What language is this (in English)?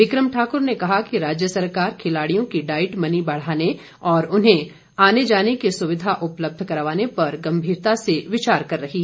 Hindi